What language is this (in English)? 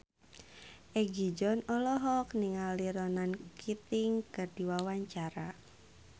Sundanese